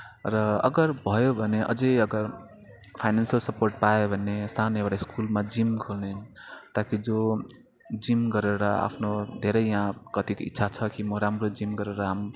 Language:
Nepali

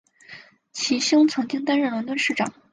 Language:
Chinese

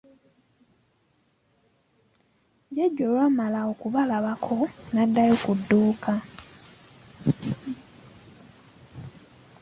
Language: Ganda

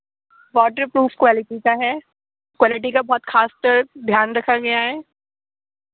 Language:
Urdu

